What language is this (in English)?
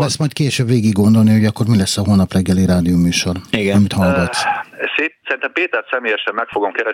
Hungarian